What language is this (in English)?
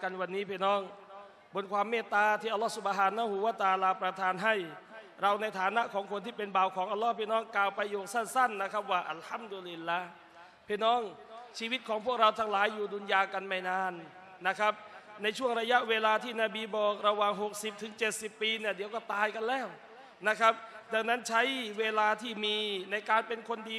Thai